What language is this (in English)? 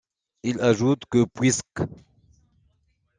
French